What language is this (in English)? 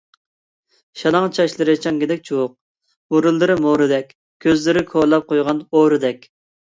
Uyghur